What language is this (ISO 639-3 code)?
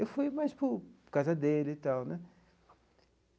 por